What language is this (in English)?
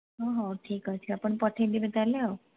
Odia